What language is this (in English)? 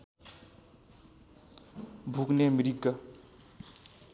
Nepali